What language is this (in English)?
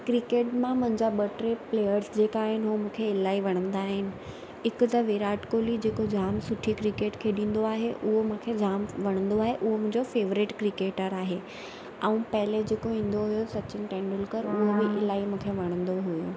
Sindhi